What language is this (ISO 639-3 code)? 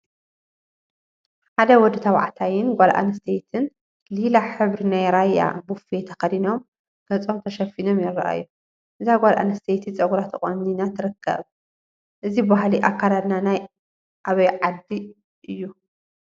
tir